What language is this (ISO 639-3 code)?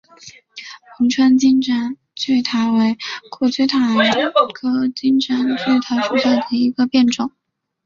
zho